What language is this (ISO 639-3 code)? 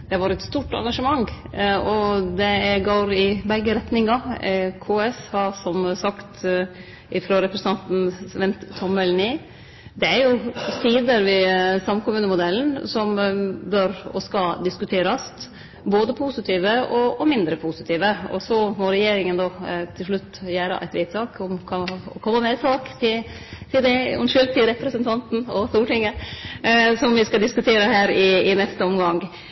nno